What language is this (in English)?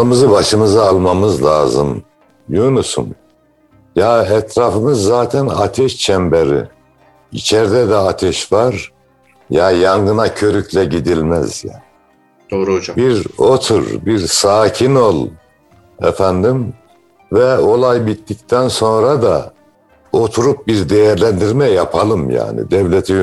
Turkish